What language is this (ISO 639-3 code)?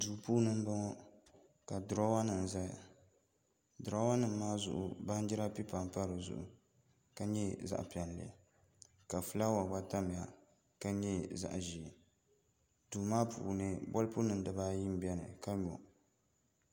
dag